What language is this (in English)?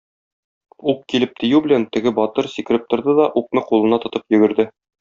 Tatar